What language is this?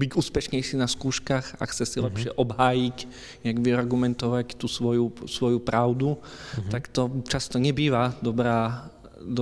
Slovak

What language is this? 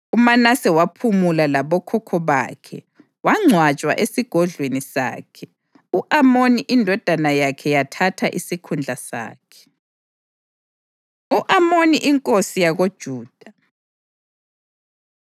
North Ndebele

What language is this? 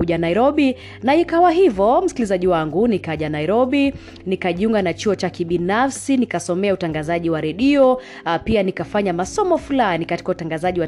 Swahili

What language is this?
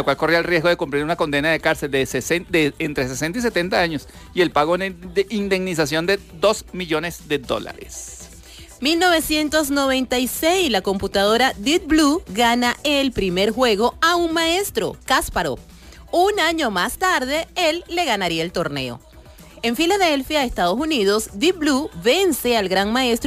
Spanish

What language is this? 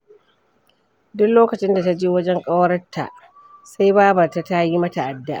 Hausa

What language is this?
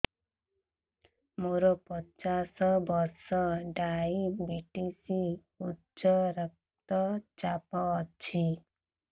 Odia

